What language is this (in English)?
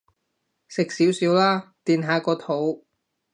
Cantonese